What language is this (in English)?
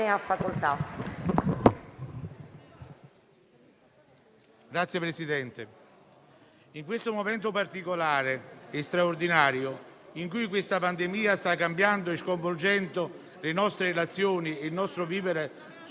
Italian